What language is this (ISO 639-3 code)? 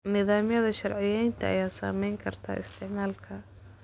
som